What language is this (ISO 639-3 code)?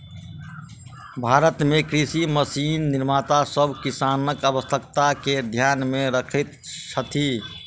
mai